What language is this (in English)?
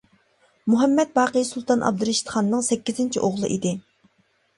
Uyghur